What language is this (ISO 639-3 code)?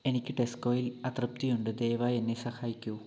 mal